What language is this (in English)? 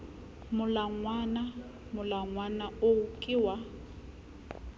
Southern Sotho